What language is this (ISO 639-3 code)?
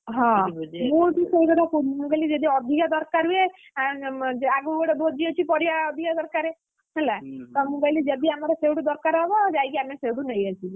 ori